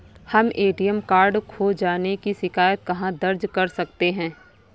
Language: Hindi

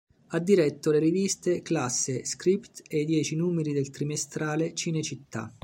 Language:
Italian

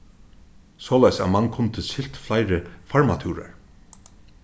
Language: Faroese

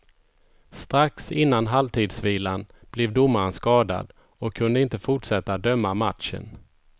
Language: Swedish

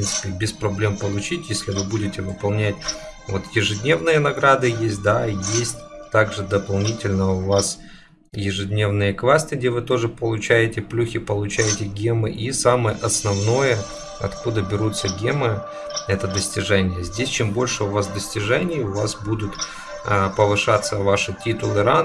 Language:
Russian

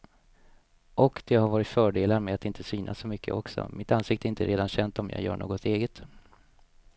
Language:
Swedish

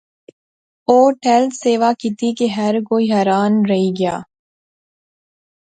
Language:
Pahari-Potwari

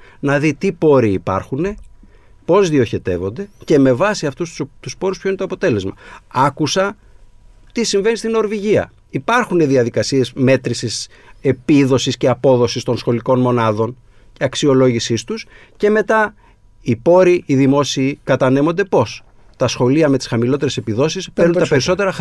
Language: Greek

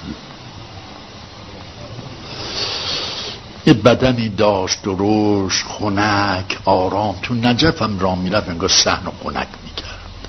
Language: Persian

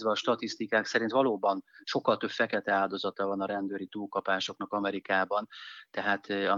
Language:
Hungarian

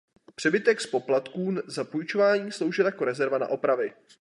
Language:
Czech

